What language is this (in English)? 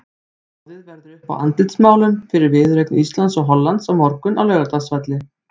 Icelandic